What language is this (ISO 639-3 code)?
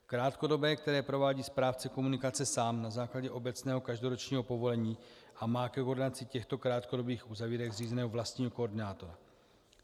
ces